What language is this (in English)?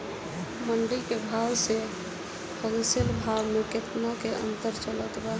Bhojpuri